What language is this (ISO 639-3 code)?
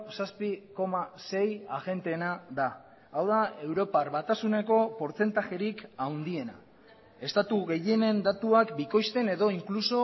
eus